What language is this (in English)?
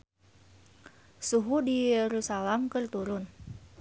Sundanese